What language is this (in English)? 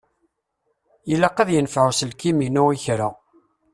Kabyle